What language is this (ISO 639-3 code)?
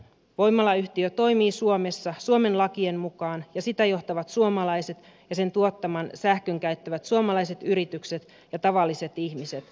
fin